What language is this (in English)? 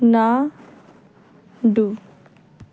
Punjabi